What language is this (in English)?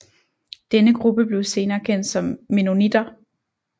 Danish